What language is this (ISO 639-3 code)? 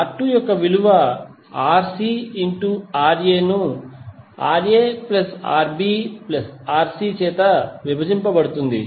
tel